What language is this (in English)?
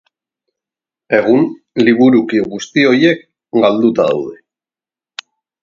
Basque